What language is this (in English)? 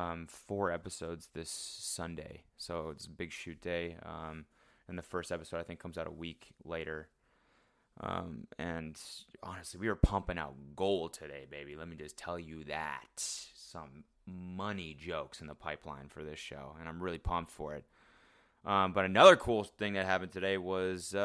English